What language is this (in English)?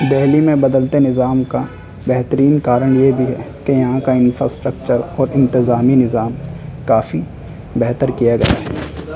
Urdu